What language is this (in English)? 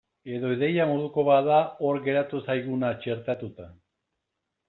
Basque